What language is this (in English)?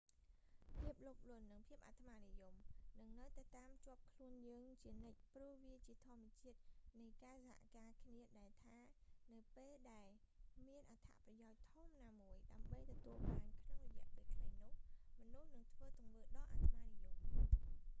Khmer